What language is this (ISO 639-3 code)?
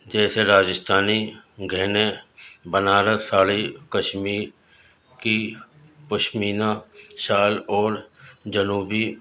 urd